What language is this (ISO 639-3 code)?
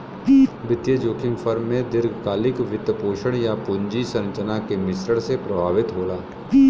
bho